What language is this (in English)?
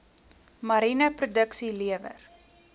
Afrikaans